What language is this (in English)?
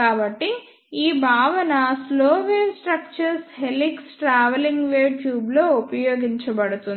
Telugu